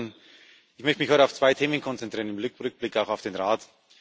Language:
German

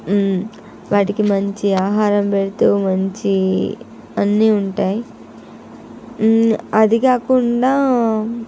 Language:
Telugu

